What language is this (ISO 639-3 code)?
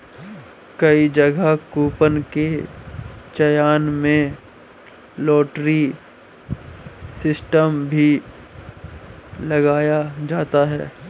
hin